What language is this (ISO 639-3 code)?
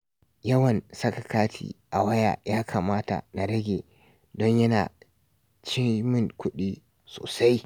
hau